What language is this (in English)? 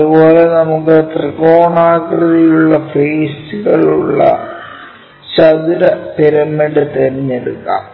Malayalam